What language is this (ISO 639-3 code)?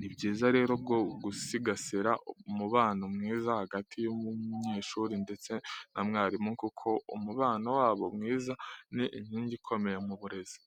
kin